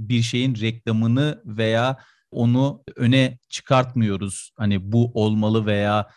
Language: Turkish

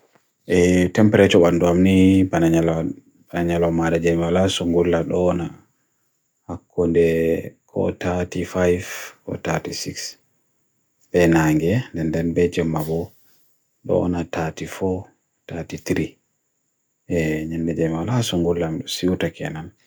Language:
Bagirmi Fulfulde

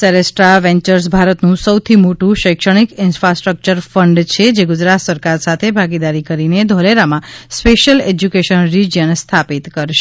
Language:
Gujarati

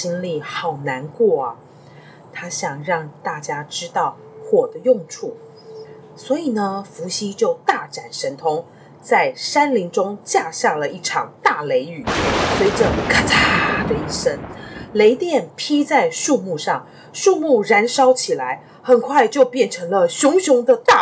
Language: Chinese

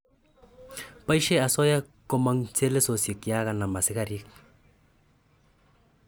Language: Kalenjin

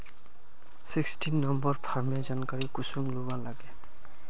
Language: Magahi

